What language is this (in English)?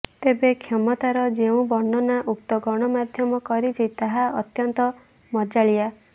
Odia